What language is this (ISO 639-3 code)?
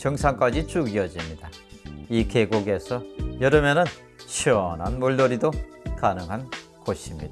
kor